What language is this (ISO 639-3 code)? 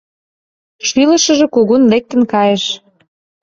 chm